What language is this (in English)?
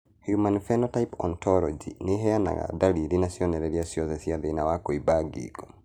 Kikuyu